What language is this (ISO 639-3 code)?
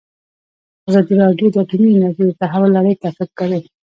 pus